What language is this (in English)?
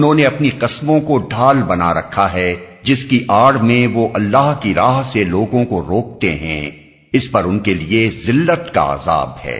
Urdu